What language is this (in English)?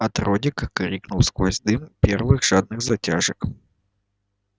Russian